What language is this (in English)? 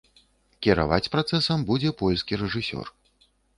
Belarusian